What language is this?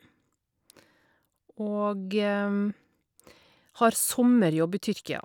Norwegian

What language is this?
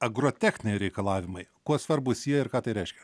Lithuanian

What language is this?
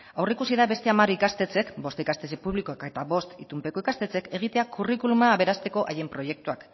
Basque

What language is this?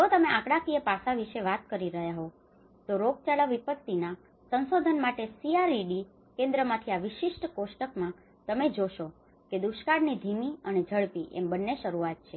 Gujarati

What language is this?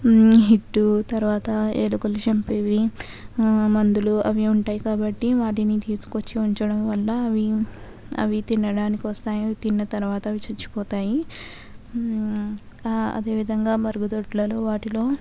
Telugu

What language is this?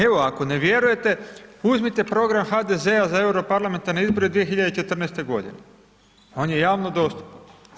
Croatian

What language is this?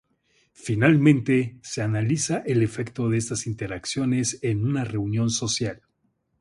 Spanish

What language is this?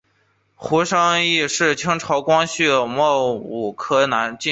Chinese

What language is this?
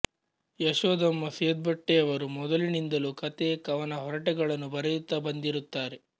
Kannada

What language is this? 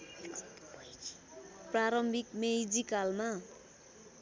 Nepali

